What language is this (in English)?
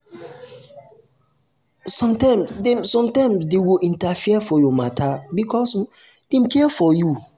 Nigerian Pidgin